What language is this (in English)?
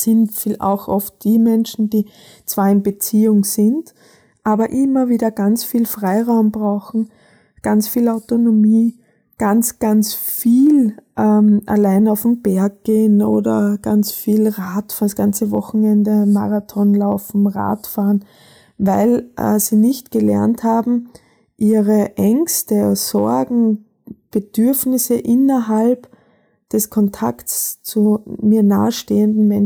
German